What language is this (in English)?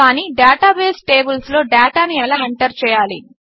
Telugu